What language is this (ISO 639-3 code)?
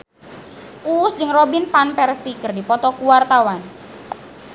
sun